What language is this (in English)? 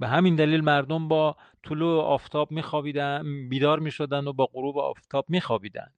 Persian